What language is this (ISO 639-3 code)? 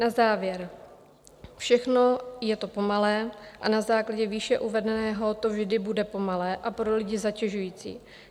ces